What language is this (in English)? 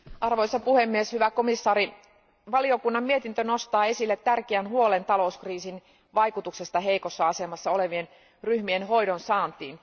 Finnish